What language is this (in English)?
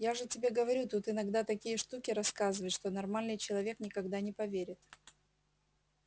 Russian